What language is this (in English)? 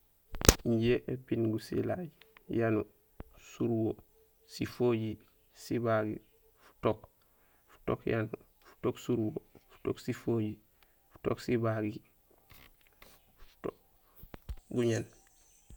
Gusilay